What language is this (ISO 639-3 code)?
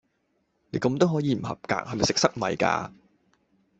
yue